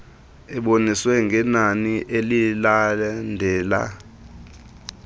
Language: Xhosa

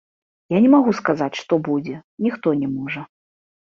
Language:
Belarusian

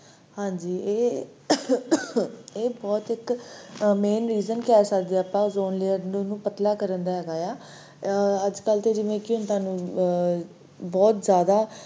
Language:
Punjabi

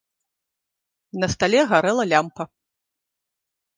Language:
Belarusian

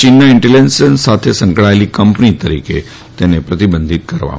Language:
Gujarati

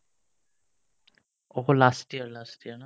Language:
Assamese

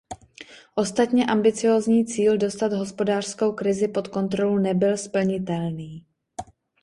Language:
Czech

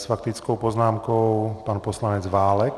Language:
Czech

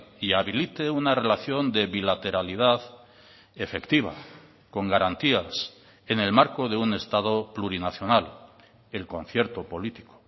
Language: Spanish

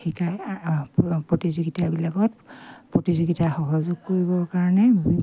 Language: Assamese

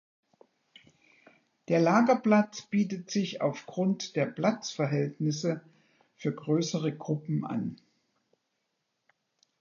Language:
German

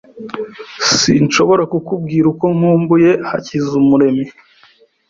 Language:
Kinyarwanda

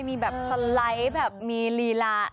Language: Thai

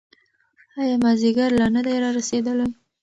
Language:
Pashto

